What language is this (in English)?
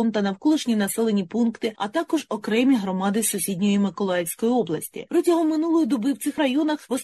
Ukrainian